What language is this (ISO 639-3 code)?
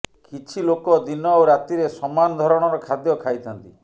ori